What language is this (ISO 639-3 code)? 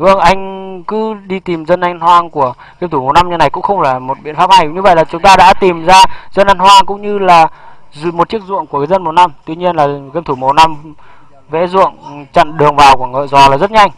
vie